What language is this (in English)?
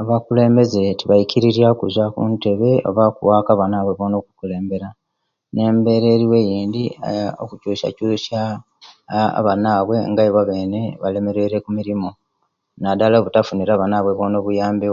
Kenyi